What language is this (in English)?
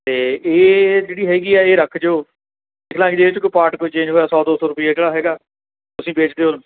Punjabi